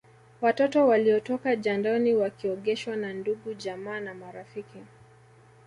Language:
Swahili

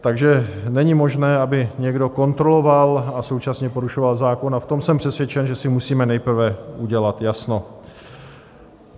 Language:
Czech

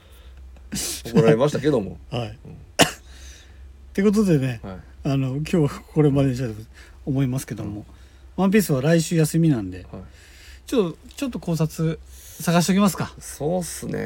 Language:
Japanese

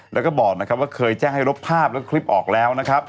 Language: Thai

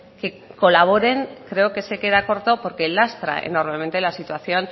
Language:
Spanish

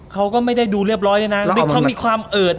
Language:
Thai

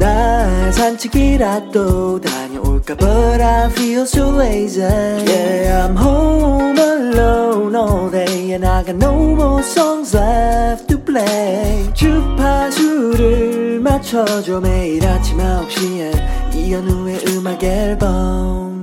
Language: Korean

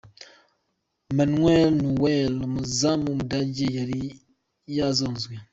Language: Kinyarwanda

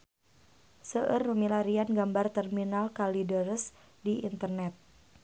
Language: Sundanese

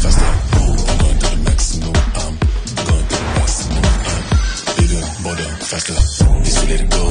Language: English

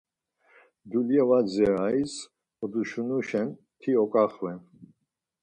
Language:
Laz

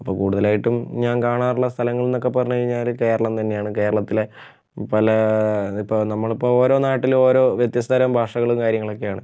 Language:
Malayalam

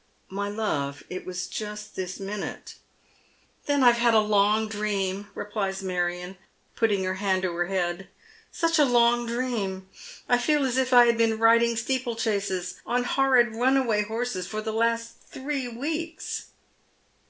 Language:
English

